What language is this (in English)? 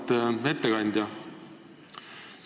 Estonian